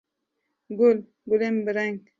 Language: Kurdish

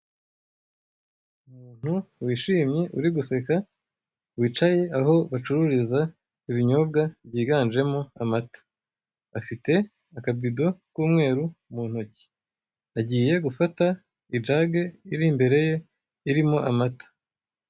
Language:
Kinyarwanda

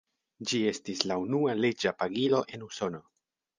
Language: Esperanto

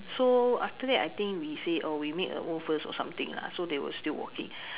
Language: English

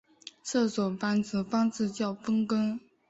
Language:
Chinese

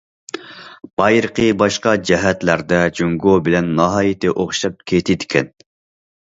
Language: Uyghur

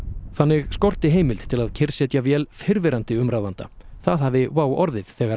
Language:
Icelandic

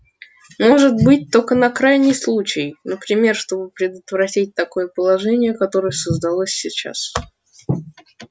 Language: Russian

